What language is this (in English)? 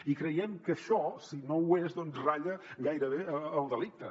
Catalan